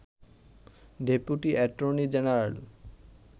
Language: Bangla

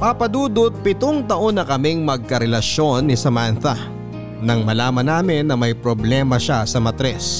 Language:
Filipino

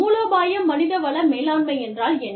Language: Tamil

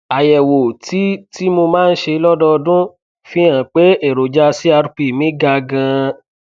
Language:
Yoruba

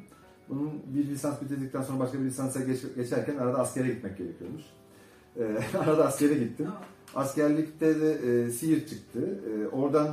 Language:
Turkish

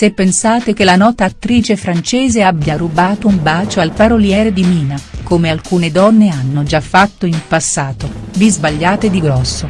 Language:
Italian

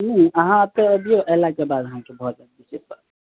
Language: Maithili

